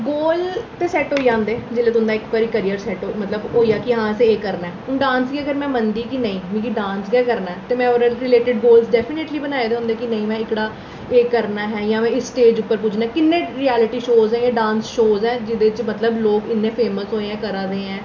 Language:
Dogri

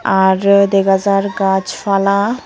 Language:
Chakma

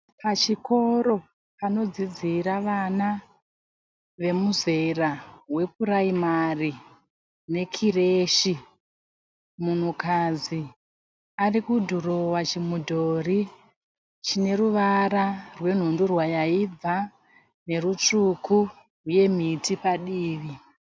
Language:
Shona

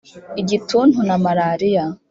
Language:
Kinyarwanda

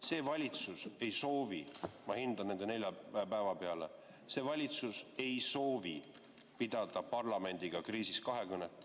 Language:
Estonian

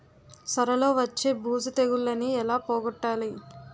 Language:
Telugu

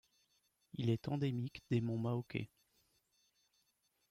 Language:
French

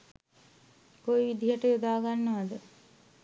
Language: Sinhala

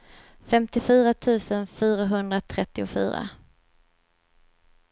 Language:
Swedish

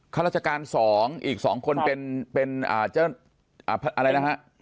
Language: Thai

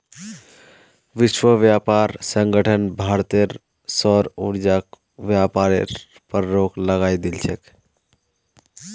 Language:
Magahi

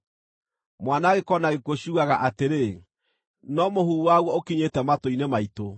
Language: Kikuyu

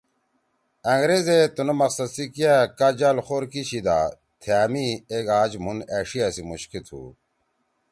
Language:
Torwali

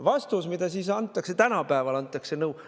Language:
Estonian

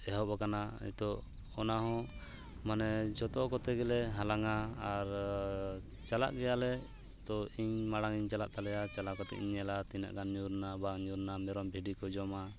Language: Santali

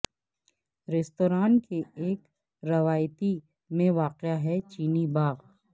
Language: Urdu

